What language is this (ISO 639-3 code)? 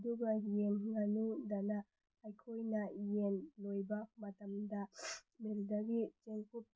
mni